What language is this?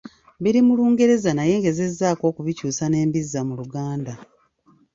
Ganda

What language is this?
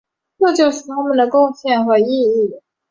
Chinese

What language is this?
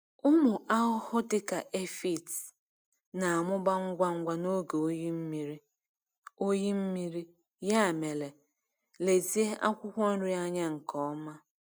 Igbo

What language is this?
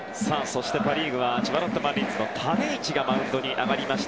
Japanese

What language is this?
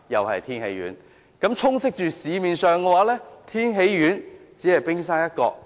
Cantonese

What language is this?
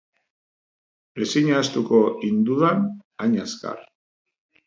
Basque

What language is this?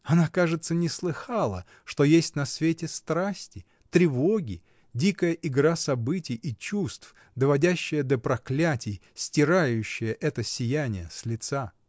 Russian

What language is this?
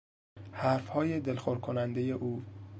Persian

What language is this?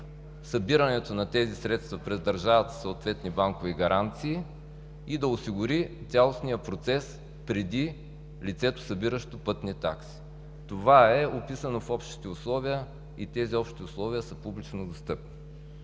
Bulgarian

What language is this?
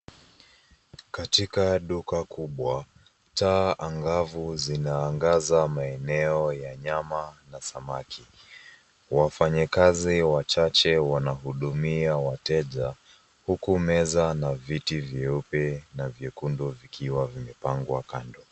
Swahili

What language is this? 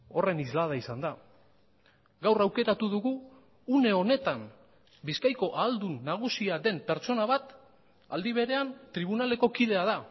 Basque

